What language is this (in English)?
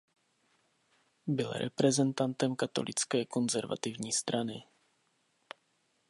Czech